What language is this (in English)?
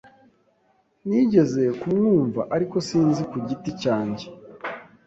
Kinyarwanda